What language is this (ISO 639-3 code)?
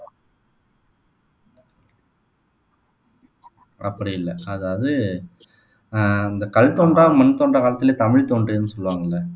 tam